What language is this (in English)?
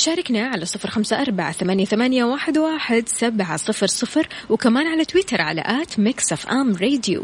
Arabic